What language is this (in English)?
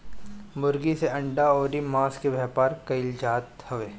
Bhojpuri